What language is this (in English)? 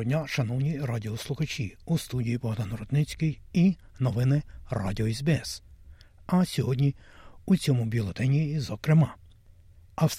Ukrainian